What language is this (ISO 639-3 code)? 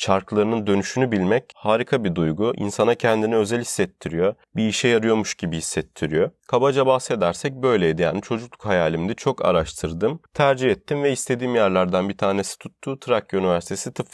tur